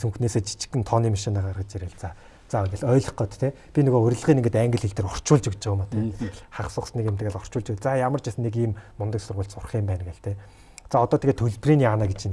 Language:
Korean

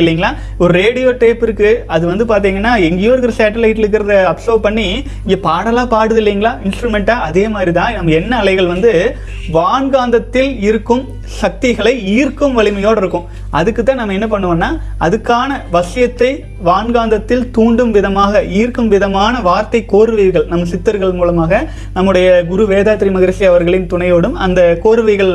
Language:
Tamil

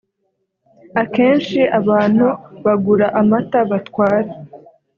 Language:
Kinyarwanda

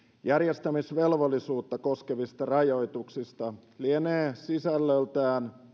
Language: Finnish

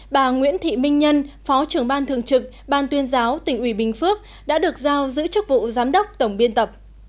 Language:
Vietnamese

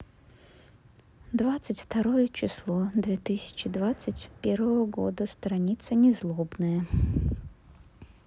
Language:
Russian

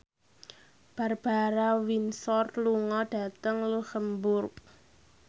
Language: Javanese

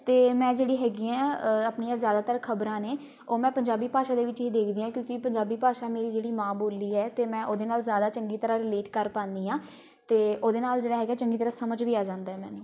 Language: Punjabi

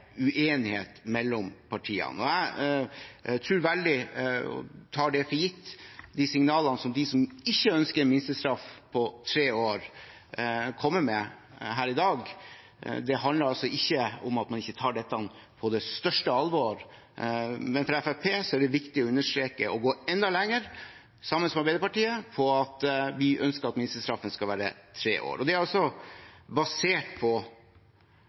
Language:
Norwegian Bokmål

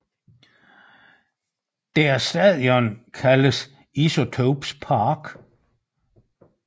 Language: Danish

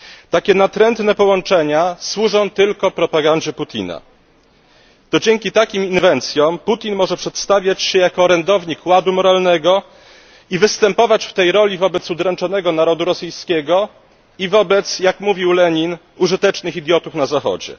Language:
Polish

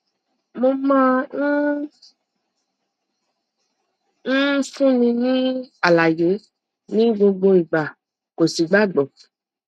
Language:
Yoruba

